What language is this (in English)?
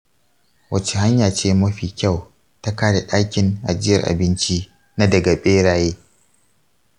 Hausa